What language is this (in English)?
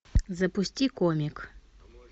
Russian